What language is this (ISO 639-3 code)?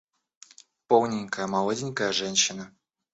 rus